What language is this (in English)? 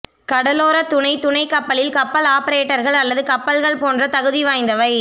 Tamil